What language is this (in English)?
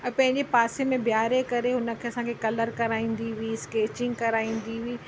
Sindhi